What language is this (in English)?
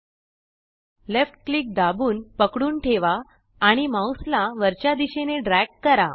Marathi